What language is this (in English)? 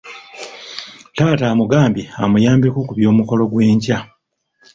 Ganda